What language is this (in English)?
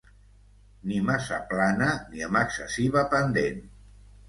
Catalan